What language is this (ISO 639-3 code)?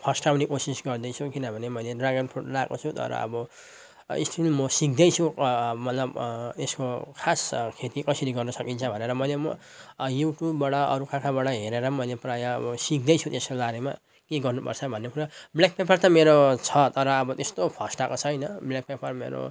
nep